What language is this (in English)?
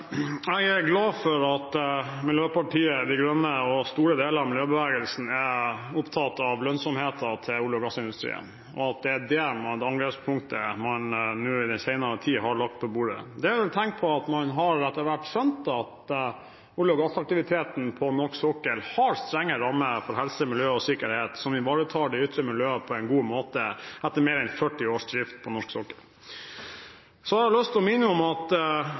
Norwegian Bokmål